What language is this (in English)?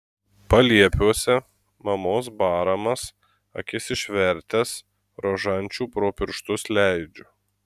Lithuanian